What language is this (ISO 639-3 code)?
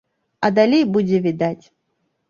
bel